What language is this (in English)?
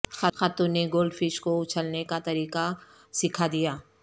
Urdu